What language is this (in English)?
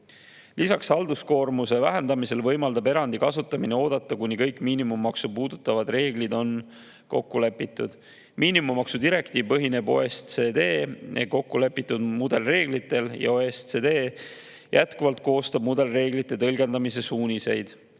Estonian